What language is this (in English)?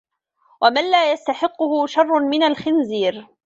Arabic